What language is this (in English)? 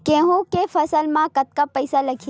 Chhattisgarhi